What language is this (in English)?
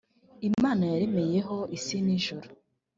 Kinyarwanda